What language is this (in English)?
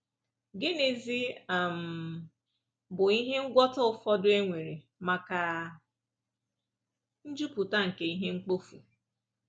Igbo